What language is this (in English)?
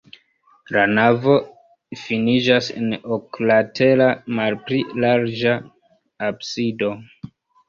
Esperanto